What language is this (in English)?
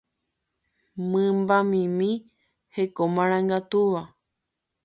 Guarani